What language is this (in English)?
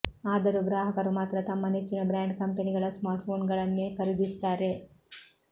Kannada